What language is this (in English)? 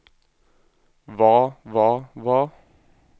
Norwegian